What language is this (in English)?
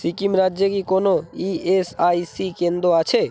Bangla